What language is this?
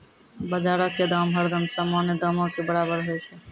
Maithili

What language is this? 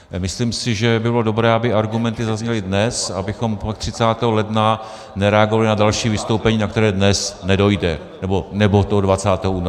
Czech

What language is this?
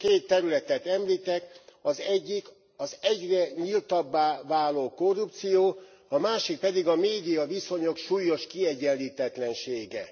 Hungarian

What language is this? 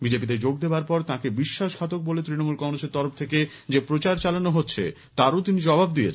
Bangla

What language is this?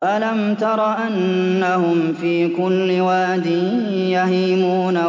Arabic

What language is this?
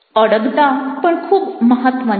Gujarati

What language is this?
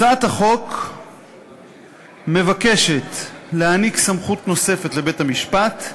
Hebrew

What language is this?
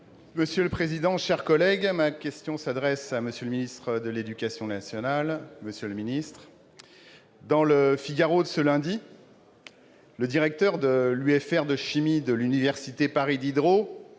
French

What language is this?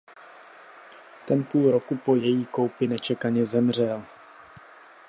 Czech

